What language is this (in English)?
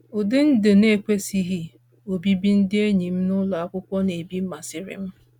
Igbo